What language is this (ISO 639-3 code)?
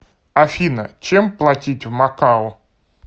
rus